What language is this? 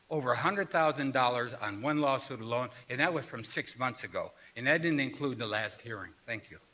English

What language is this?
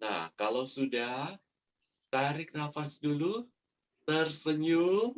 Indonesian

